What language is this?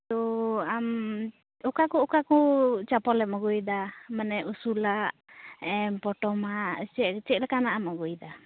Santali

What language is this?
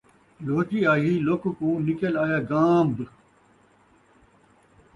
Saraiki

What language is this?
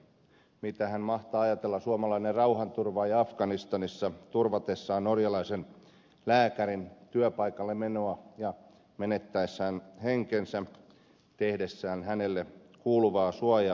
Finnish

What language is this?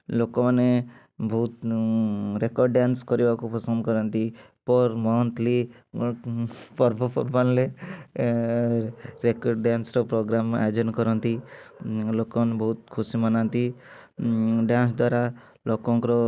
Odia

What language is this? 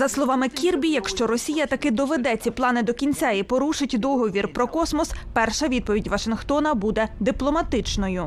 Ukrainian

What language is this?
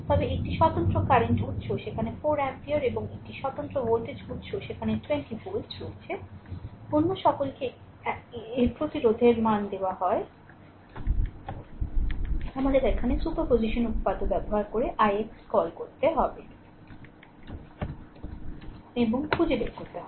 Bangla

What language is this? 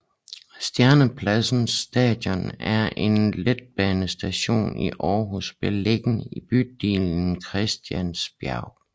Danish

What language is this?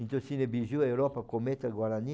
Portuguese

